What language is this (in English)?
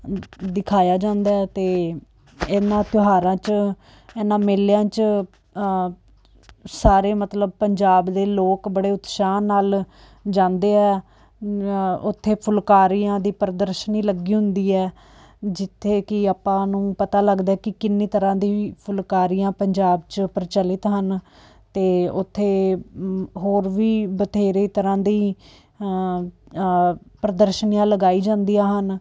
Punjabi